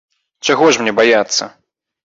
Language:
Belarusian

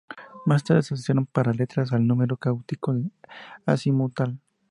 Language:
Spanish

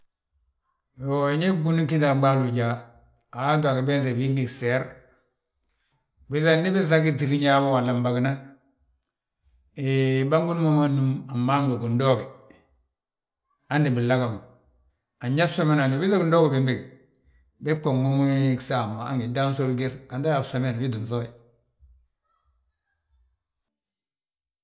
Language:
Balanta-Ganja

